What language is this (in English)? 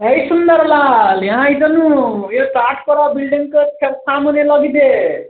Nepali